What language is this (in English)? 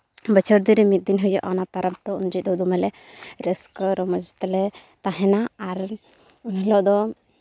Santali